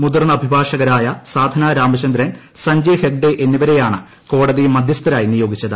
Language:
Malayalam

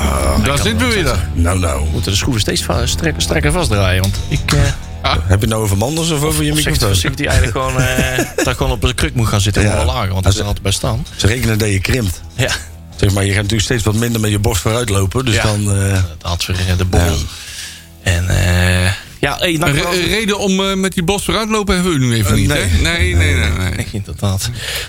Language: Dutch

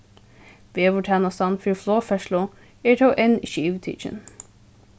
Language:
Faroese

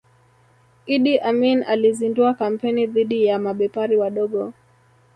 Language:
Swahili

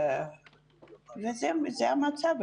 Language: Hebrew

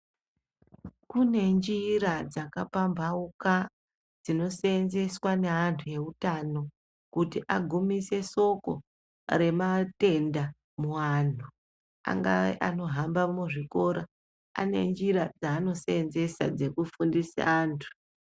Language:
Ndau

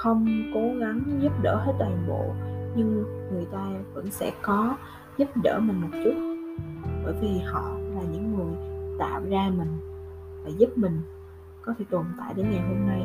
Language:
Vietnamese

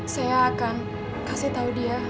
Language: Indonesian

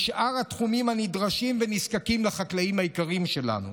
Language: Hebrew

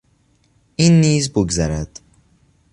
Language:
Persian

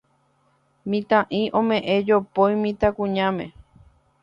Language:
Guarani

